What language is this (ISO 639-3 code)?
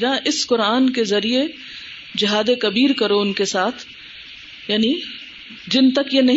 urd